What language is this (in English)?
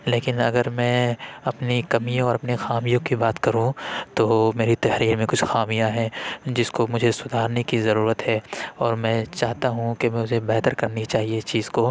Urdu